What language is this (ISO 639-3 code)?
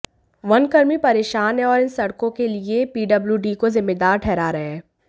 hin